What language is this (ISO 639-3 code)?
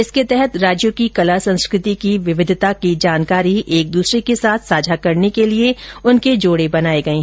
hin